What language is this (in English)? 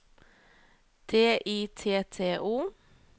Norwegian